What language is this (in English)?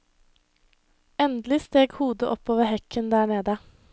Norwegian